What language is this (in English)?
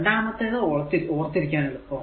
Malayalam